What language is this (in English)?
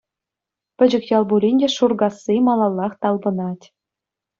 Chuvash